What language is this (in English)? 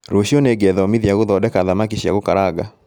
Kikuyu